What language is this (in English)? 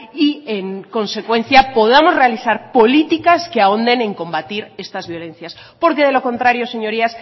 Spanish